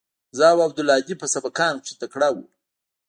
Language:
Pashto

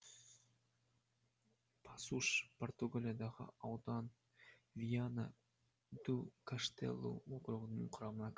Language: Kazakh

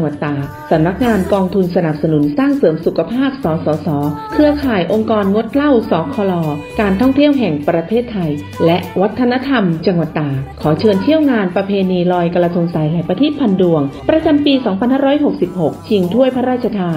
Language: Thai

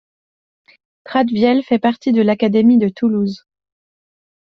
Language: French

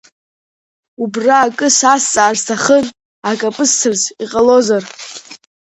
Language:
Abkhazian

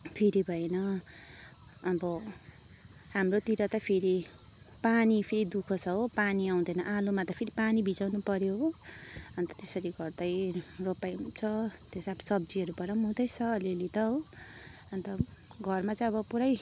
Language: Nepali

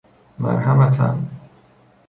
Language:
Persian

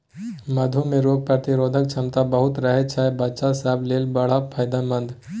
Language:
Maithili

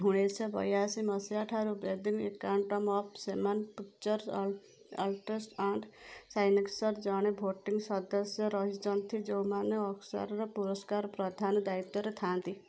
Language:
Odia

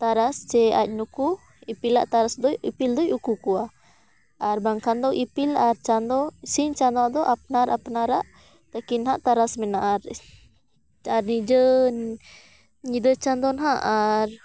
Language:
Santali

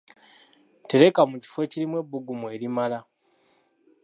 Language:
Ganda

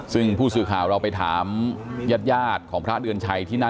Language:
Thai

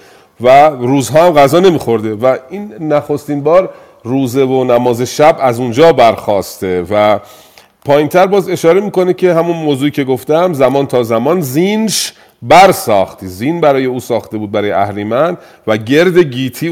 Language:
Persian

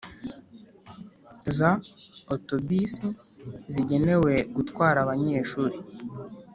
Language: Kinyarwanda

